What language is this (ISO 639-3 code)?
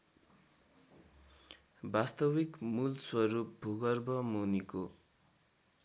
nep